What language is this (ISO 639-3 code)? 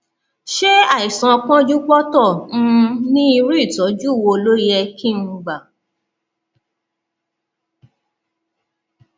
yor